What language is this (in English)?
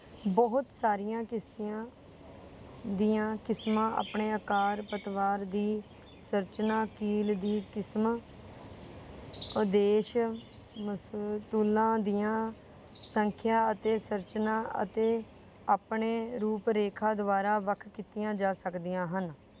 Punjabi